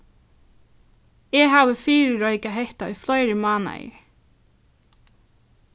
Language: Faroese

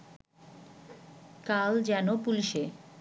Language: Bangla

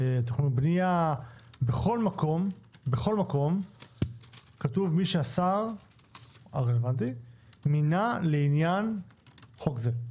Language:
Hebrew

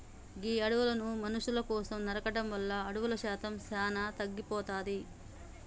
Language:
Telugu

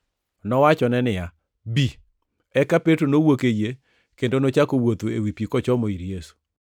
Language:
Luo (Kenya and Tanzania)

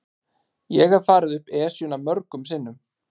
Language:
Icelandic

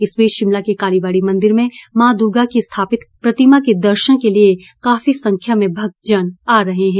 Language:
Hindi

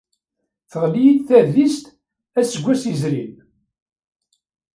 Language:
Kabyle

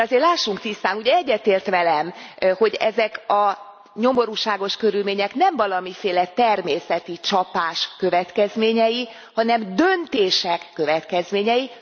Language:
Hungarian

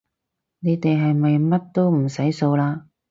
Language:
Cantonese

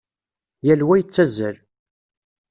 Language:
Kabyle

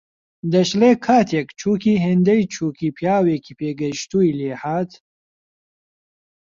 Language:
Central Kurdish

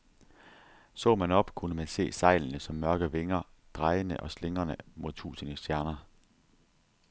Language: Danish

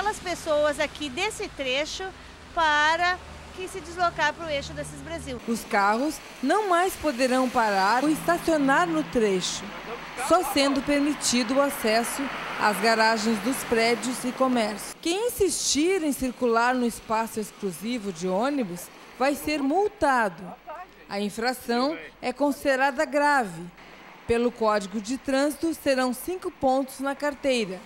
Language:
Portuguese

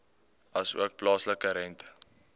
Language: Afrikaans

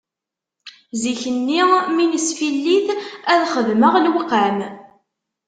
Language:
Kabyle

